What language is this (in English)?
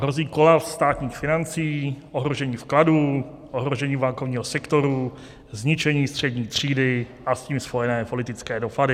Czech